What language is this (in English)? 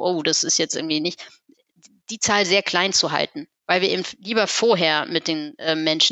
German